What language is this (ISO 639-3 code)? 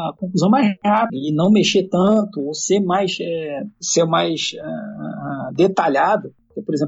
por